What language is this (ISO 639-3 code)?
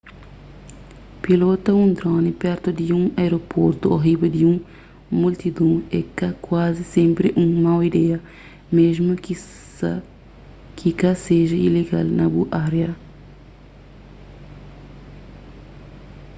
kea